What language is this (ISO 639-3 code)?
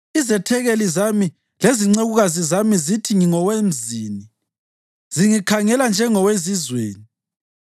nde